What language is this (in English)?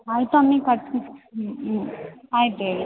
Kannada